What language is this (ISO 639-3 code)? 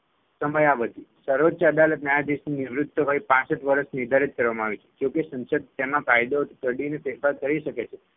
guj